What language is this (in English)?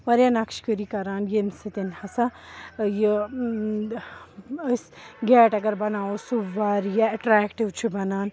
Kashmiri